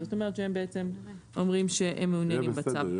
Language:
Hebrew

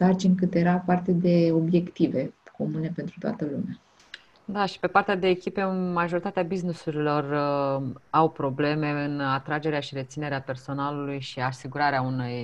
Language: Romanian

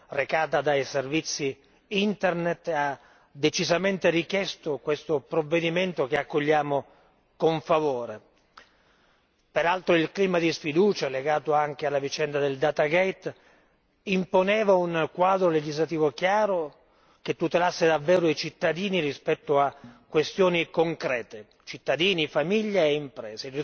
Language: Italian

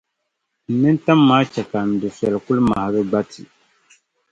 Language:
Dagbani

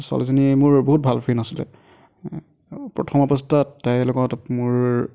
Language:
Assamese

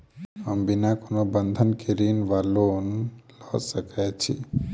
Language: Maithili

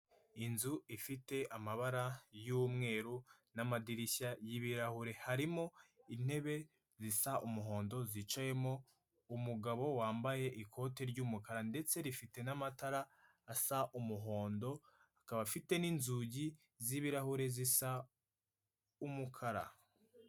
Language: Kinyarwanda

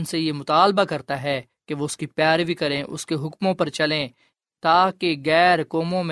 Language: Urdu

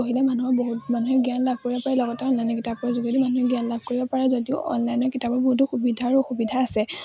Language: Assamese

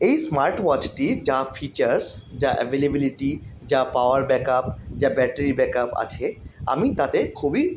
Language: Bangla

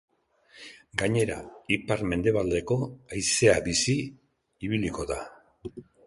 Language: Basque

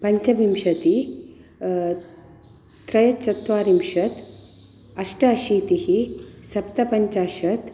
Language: Sanskrit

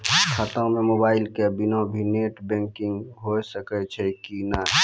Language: Maithili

